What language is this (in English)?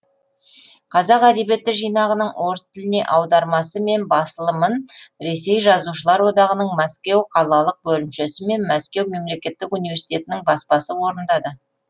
Kazakh